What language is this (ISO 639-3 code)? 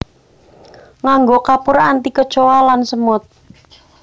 jav